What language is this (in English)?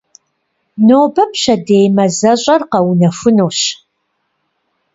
Kabardian